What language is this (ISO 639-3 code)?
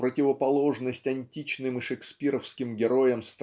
rus